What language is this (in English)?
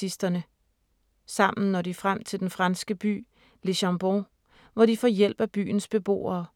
Danish